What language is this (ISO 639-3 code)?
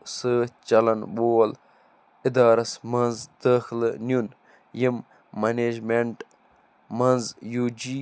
kas